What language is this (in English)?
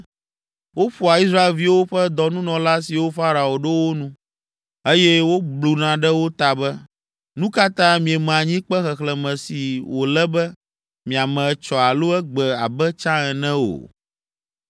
Ewe